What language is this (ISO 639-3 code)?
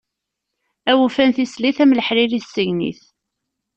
kab